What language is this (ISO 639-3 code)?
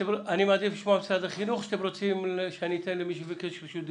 heb